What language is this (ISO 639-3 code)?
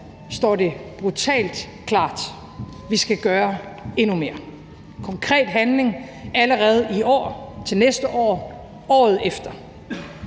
dan